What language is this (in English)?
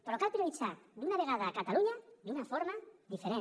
Catalan